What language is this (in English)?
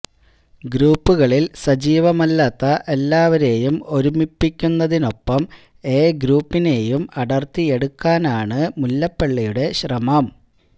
Malayalam